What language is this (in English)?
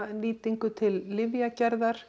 Icelandic